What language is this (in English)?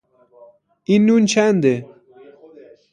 Persian